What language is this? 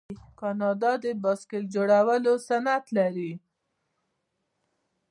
Pashto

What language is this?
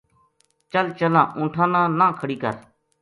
Gujari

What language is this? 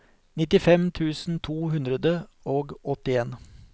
Norwegian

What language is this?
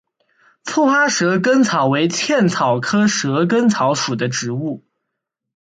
Chinese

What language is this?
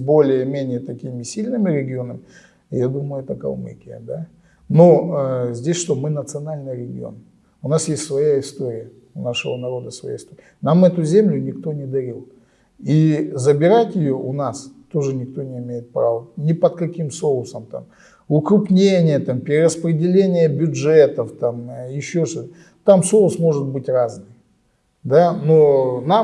Russian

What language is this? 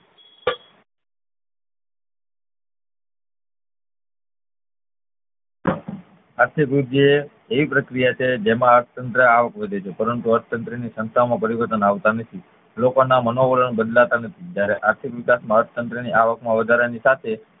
Gujarati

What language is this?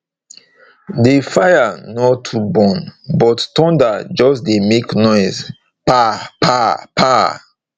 Nigerian Pidgin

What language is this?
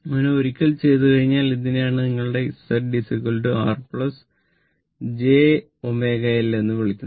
Malayalam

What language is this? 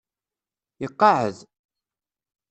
Kabyle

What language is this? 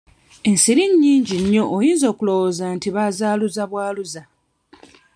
Ganda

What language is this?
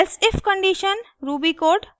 Hindi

